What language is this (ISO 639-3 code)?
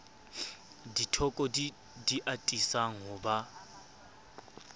sot